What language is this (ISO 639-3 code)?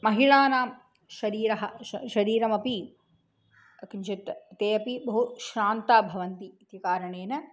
san